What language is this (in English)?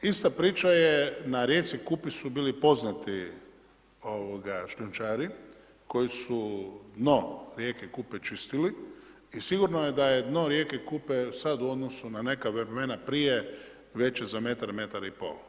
Croatian